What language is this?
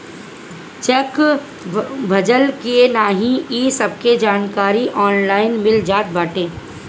Bhojpuri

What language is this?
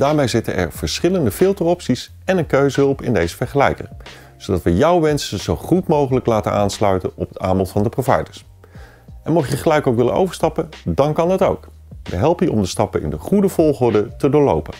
Dutch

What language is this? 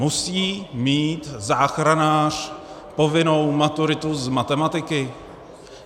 Czech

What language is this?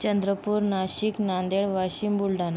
Marathi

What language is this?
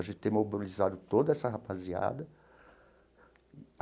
Portuguese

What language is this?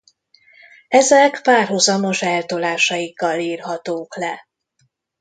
Hungarian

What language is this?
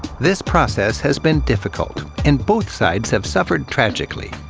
English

